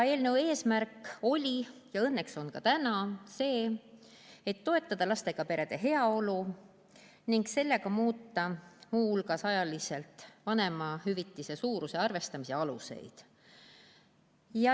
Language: Estonian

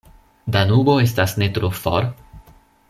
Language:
Esperanto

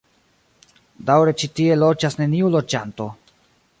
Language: Esperanto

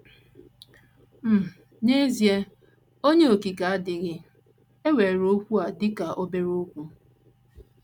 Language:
Igbo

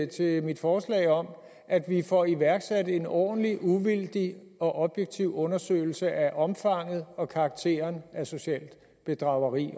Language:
Danish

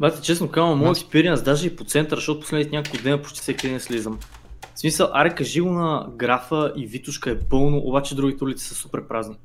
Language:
Bulgarian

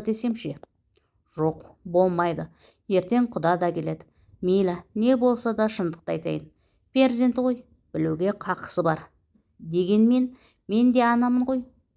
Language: Turkish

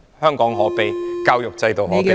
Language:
Cantonese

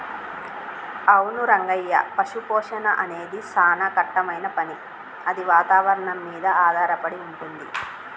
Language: Telugu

